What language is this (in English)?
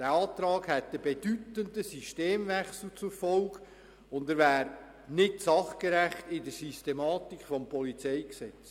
Swiss German